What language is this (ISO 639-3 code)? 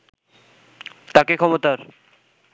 ben